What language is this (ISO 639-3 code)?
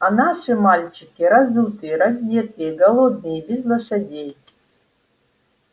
rus